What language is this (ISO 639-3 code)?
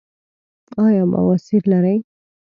pus